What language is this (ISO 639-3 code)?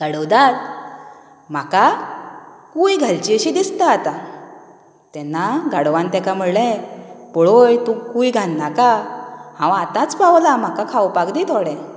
kok